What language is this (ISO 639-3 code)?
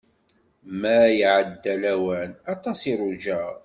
kab